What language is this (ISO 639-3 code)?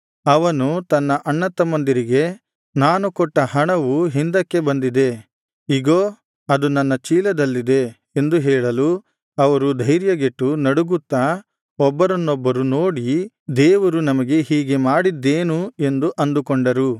kan